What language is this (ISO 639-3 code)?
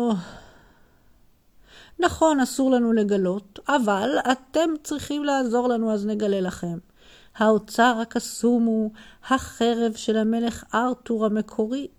heb